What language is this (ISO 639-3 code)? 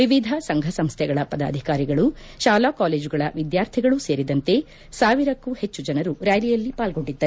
kan